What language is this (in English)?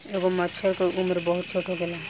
Bhojpuri